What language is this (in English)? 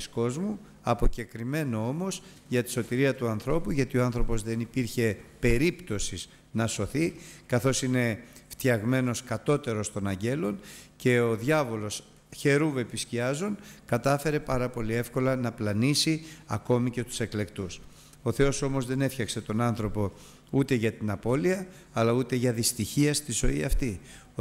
Greek